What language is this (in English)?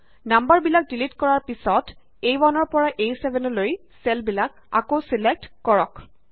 Assamese